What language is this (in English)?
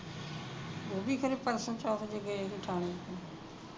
Punjabi